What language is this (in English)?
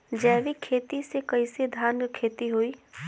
Bhojpuri